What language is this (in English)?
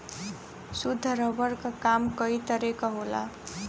Bhojpuri